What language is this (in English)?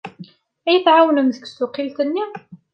Kabyle